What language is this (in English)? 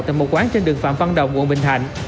Vietnamese